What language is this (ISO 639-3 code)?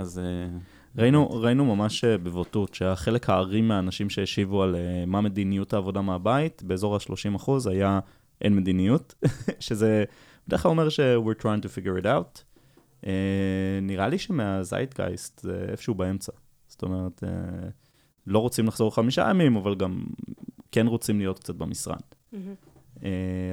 heb